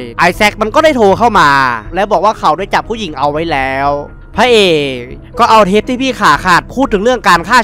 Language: Thai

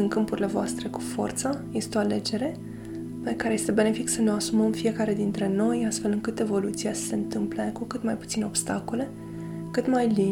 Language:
Romanian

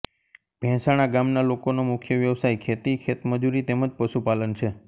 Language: Gujarati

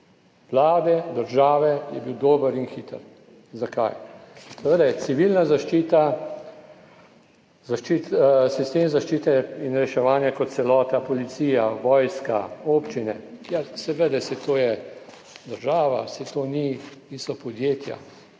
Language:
Slovenian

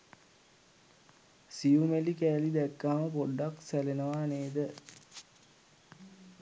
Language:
Sinhala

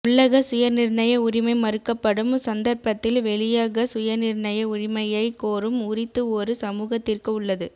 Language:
Tamil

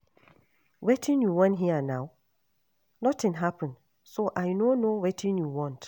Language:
Nigerian Pidgin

